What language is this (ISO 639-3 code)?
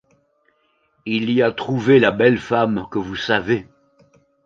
fra